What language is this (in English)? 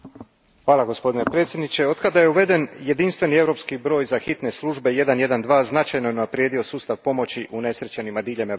Croatian